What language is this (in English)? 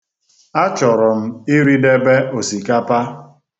Igbo